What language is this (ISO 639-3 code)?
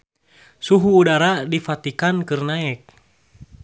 sun